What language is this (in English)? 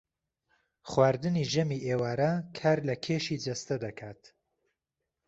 Central Kurdish